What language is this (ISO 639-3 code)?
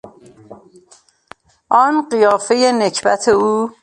fas